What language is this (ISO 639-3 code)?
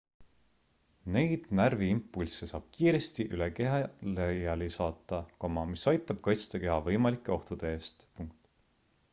est